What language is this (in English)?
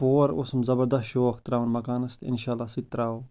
Kashmiri